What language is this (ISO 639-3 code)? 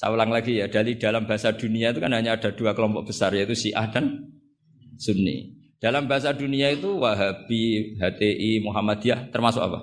ind